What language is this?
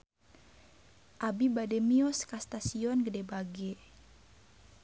Sundanese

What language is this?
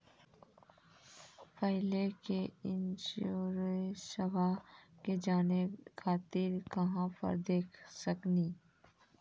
Maithili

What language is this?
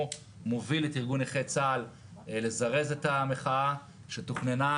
Hebrew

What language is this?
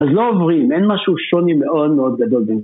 Hebrew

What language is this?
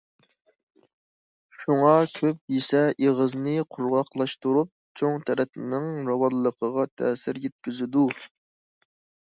Uyghur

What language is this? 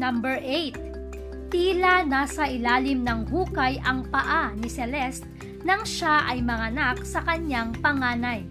Filipino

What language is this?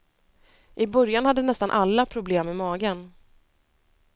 Swedish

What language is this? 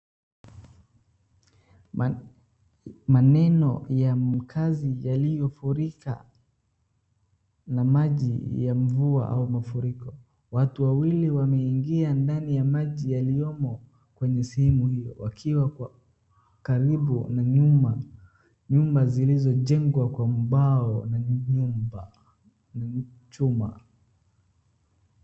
Swahili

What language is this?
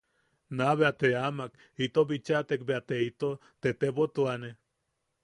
Yaqui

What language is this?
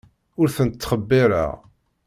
Kabyle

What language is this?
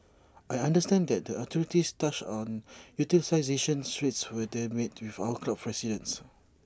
English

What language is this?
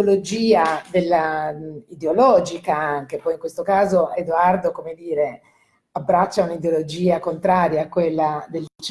Italian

